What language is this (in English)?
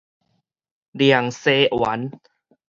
Min Nan Chinese